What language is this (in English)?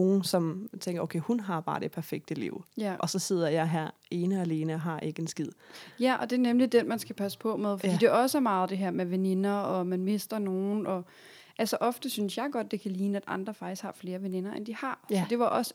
Danish